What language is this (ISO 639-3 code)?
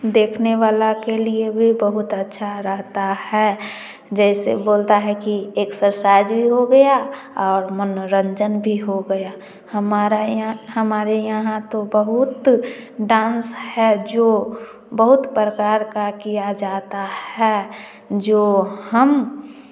hin